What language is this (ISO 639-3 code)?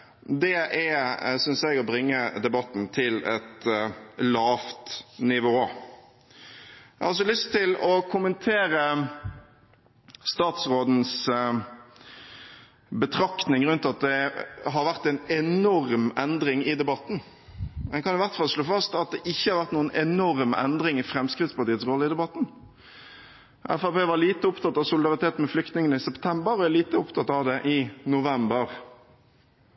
nob